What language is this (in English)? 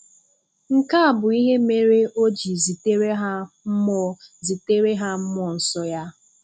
Igbo